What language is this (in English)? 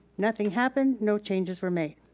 English